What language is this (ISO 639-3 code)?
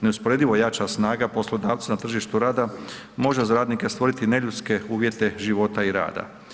hrv